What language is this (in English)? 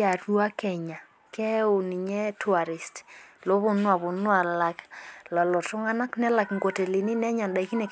Masai